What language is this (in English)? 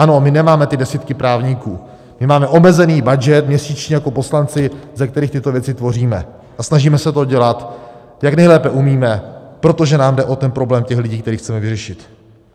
Czech